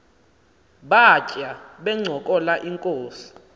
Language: Xhosa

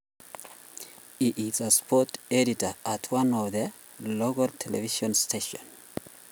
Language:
Kalenjin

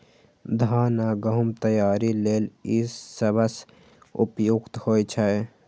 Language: Maithili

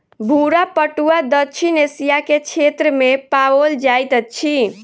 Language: Maithili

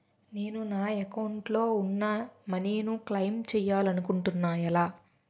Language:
Telugu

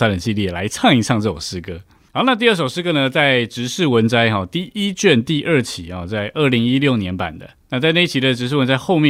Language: Chinese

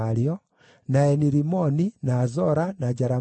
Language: Kikuyu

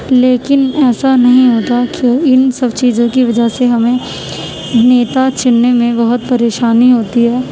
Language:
Urdu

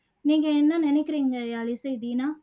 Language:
Tamil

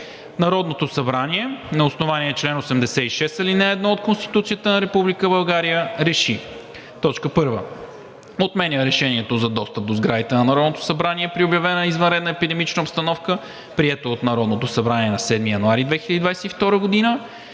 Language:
Bulgarian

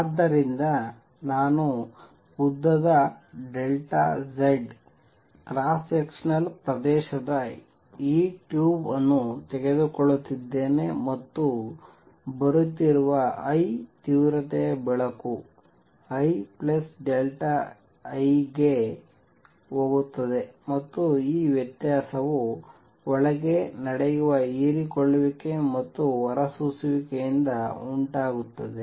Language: Kannada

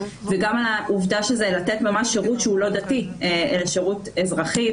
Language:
Hebrew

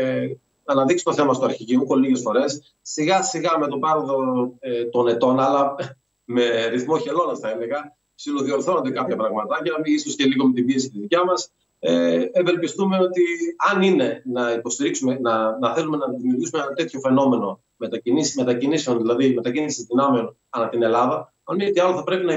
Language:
Greek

